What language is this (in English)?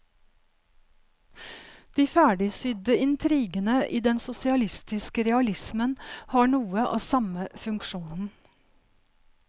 Norwegian